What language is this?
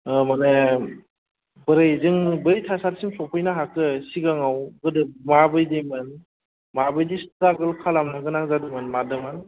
Bodo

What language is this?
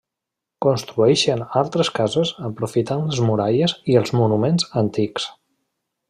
Catalan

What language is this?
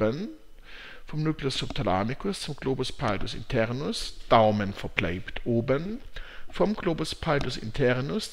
German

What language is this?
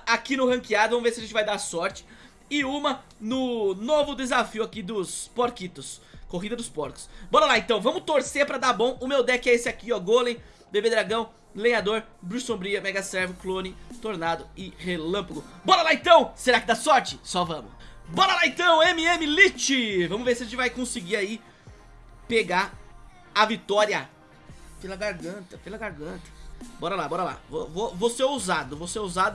Portuguese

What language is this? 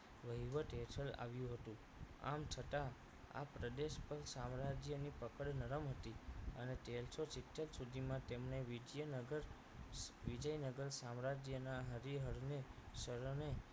Gujarati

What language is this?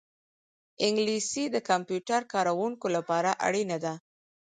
Pashto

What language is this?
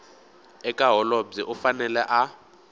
Tsonga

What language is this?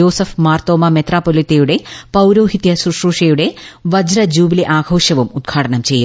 Malayalam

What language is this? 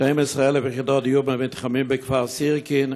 Hebrew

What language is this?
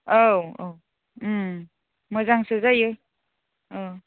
Bodo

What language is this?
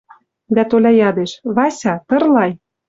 Western Mari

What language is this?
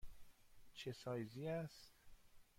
Persian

